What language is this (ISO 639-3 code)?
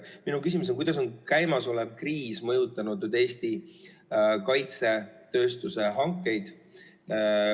est